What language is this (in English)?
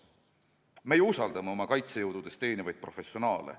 Estonian